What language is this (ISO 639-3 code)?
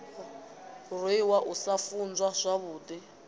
ven